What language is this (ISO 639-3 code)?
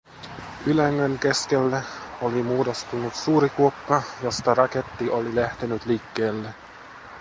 fin